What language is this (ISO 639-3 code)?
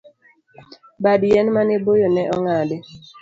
luo